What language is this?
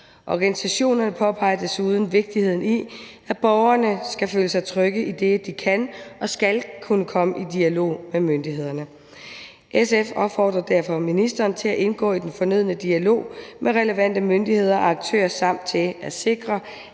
Danish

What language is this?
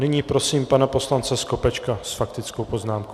Czech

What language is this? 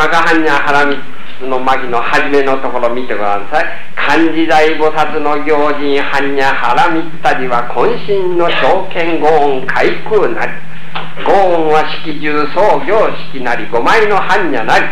Japanese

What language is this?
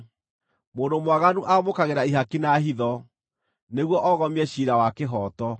Kikuyu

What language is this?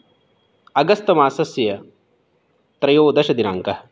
Sanskrit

